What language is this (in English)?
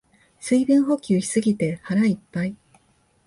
Japanese